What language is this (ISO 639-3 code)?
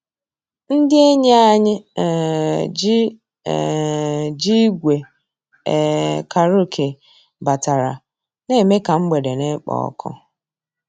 ibo